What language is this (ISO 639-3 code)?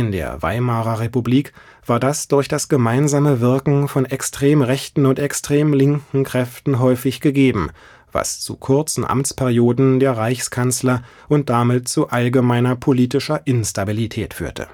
deu